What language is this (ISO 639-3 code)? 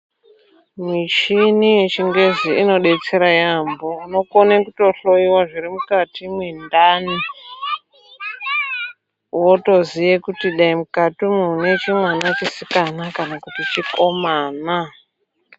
ndc